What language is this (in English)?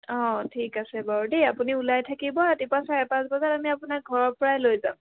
Assamese